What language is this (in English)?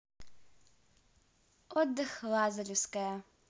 Russian